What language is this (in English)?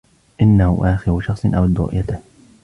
Arabic